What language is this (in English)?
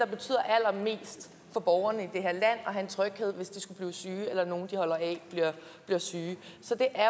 Danish